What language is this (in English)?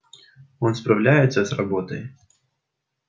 Russian